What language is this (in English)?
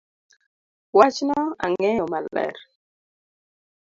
Luo (Kenya and Tanzania)